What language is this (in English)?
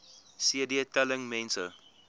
Afrikaans